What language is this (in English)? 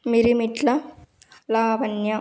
Telugu